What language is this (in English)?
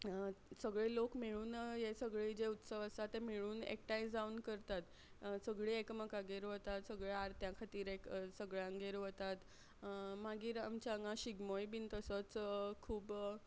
Konkani